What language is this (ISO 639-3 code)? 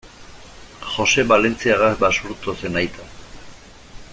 eus